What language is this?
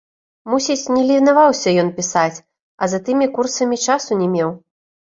Belarusian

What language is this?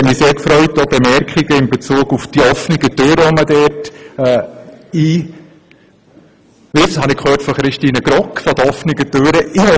Swiss German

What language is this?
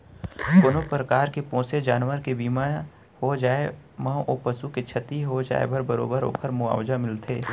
Chhattisgarhi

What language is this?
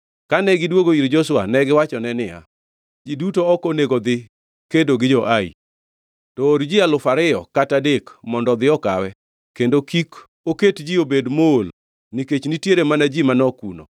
Luo (Kenya and Tanzania)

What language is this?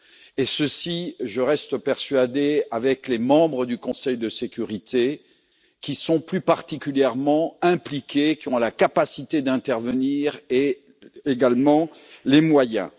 French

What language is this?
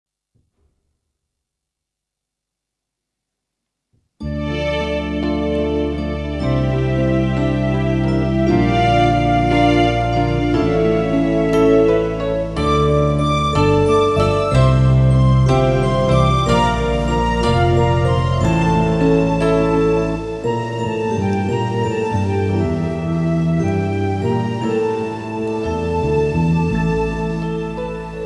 Vietnamese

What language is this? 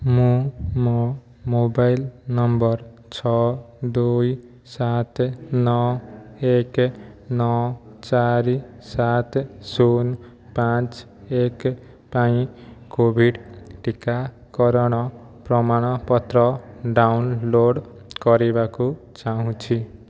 Odia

